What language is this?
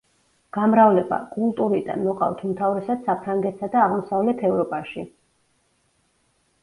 Georgian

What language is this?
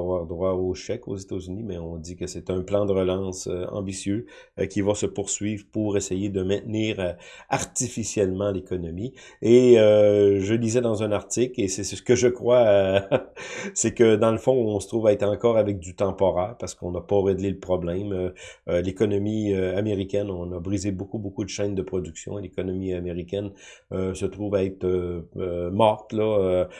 French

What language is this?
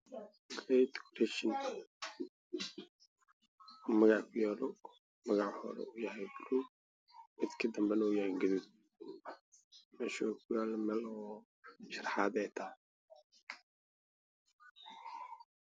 Somali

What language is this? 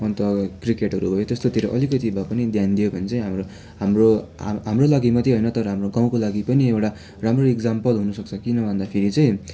Nepali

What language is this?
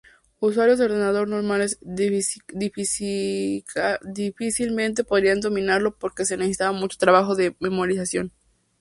Spanish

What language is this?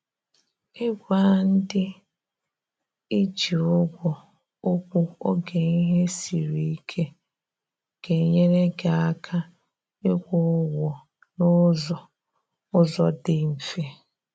Igbo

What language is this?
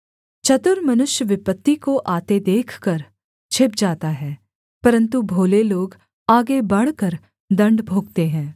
Hindi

